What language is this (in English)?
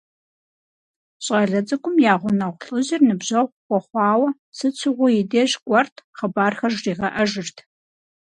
Kabardian